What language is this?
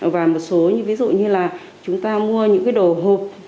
Vietnamese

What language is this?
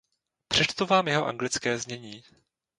Czech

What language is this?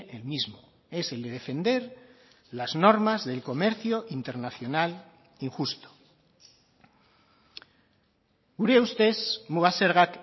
Spanish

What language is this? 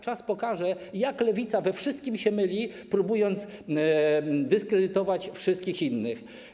Polish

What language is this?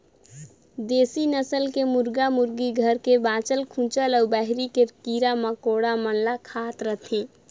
Chhattisgarhi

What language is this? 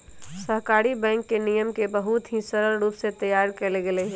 Magahi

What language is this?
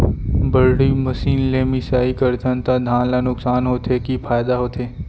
Chhattisgarhi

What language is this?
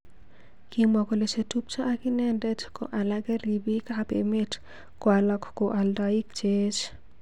Kalenjin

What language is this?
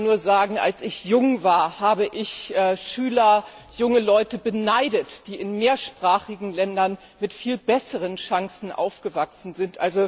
German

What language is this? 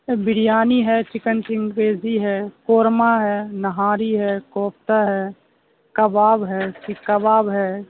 Urdu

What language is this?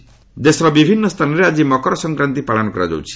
Odia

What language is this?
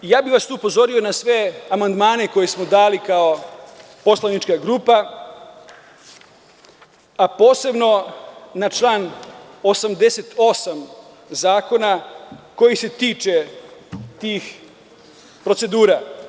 Serbian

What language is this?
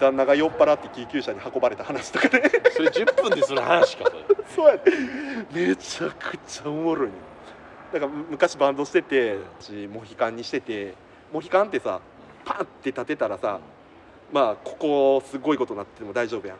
Japanese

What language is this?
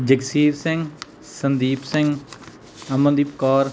Punjabi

